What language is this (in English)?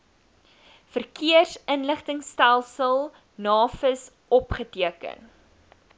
Afrikaans